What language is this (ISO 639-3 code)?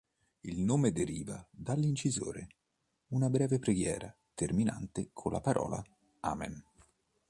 ita